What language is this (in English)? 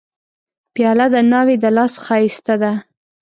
Pashto